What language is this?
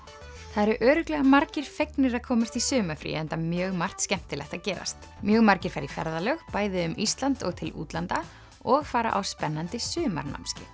Icelandic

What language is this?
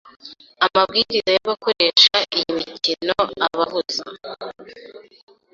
Kinyarwanda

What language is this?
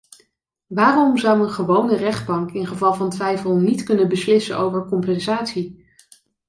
Dutch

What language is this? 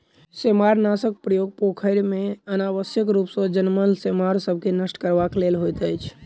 Maithili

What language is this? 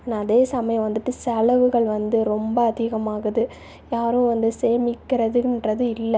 Tamil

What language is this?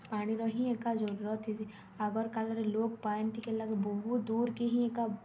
Odia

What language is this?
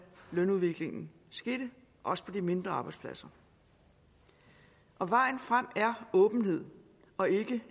Danish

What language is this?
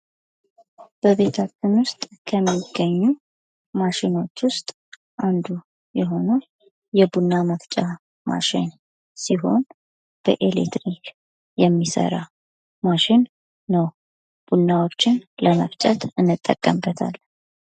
Amharic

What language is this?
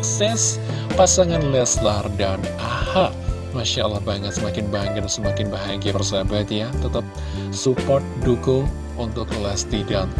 Indonesian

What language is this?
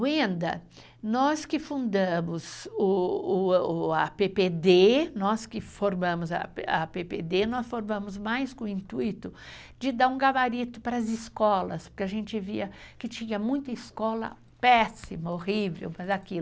Portuguese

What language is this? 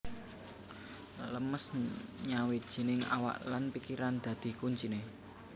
Javanese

